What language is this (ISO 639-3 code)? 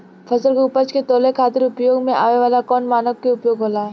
bho